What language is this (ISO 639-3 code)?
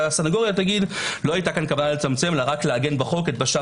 heb